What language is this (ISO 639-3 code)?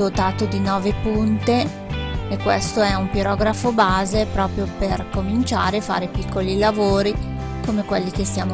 ita